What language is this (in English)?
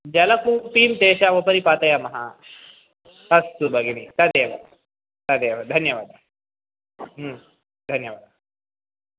Sanskrit